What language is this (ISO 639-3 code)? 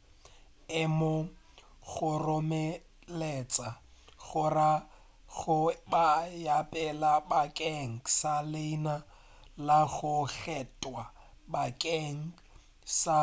nso